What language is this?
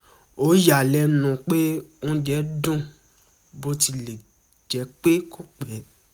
Yoruba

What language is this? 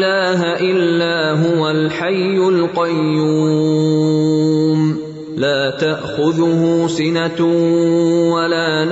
Urdu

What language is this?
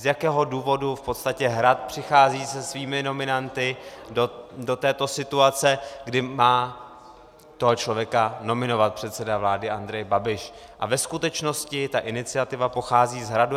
Czech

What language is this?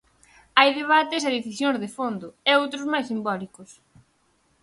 Galician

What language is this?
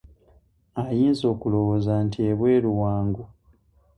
Ganda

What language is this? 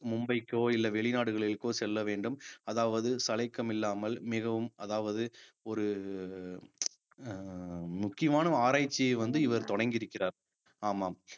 Tamil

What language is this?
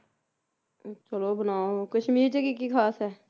Punjabi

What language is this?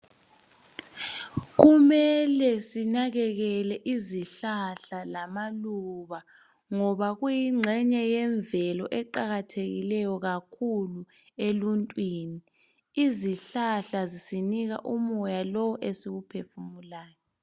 North Ndebele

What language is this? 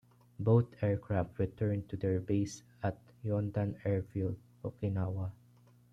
English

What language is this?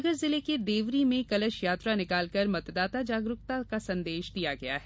Hindi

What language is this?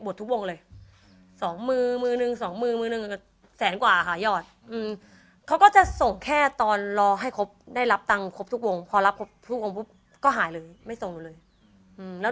Thai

